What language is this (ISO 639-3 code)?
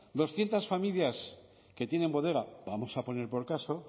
spa